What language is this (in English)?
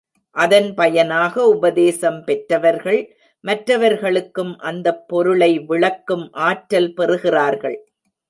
Tamil